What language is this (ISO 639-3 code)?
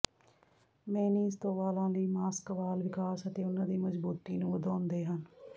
pan